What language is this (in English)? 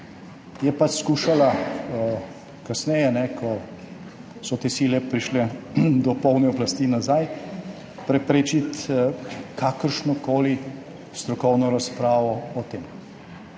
Slovenian